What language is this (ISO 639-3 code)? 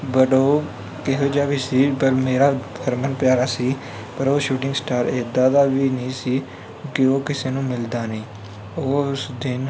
pan